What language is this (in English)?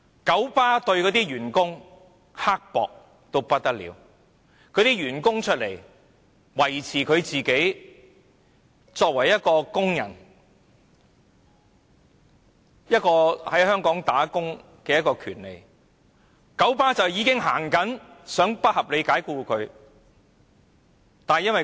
Cantonese